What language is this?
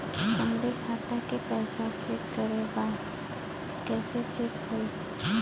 Bhojpuri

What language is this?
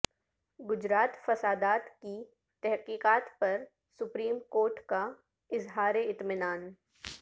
Urdu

